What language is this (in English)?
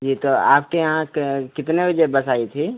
Hindi